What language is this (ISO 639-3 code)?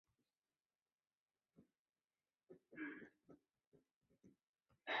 zho